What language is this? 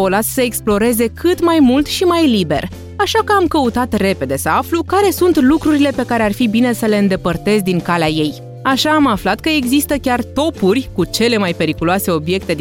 Romanian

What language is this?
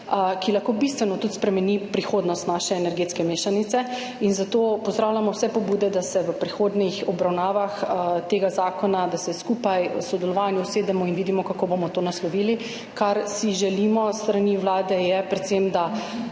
Slovenian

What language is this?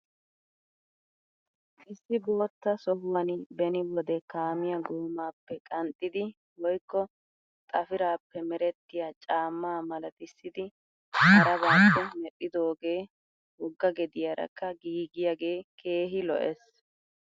Wolaytta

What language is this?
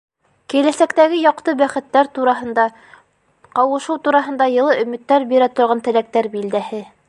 Bashkir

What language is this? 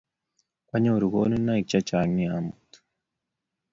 Kalenjin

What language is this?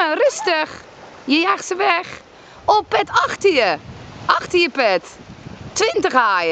Dutch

